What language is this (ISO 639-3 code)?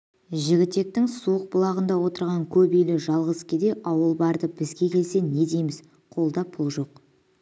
kaz